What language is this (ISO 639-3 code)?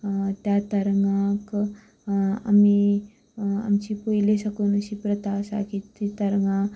kok